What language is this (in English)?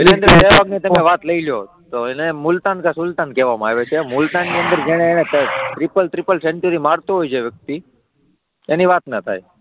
Gujarati